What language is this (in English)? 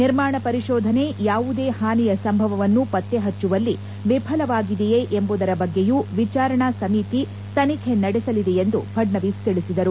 Kannada